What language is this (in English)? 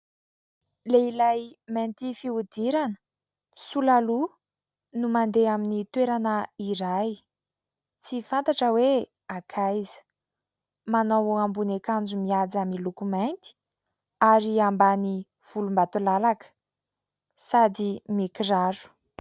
Malagasy